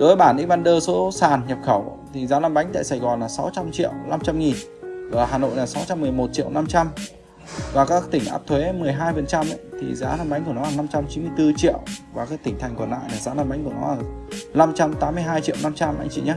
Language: Vietnamese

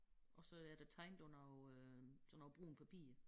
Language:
Danish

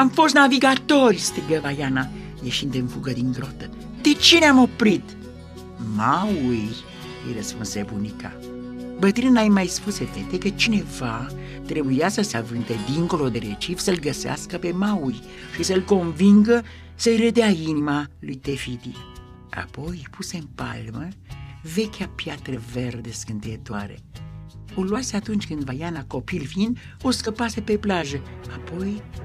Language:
Romanian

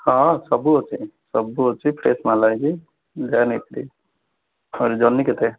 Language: Odia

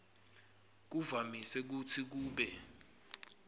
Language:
Swati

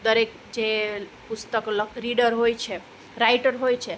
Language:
Gujarati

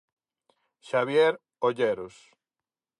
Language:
Galician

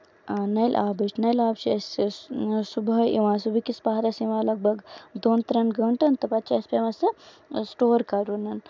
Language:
Kashmiri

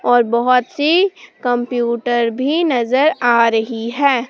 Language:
Hindi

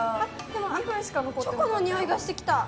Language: Japanese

